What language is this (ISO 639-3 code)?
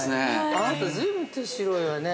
jpn